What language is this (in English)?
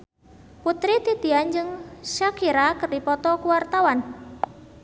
Sundanese